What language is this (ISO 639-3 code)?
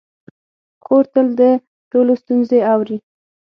pus